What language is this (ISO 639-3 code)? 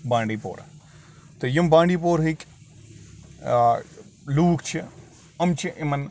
kas